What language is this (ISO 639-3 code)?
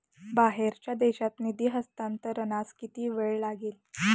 mar